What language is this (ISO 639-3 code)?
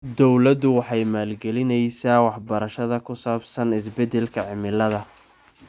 som